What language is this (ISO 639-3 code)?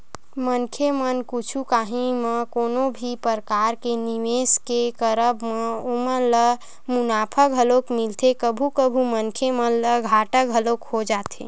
hne